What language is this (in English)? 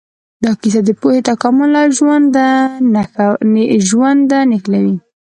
Pashto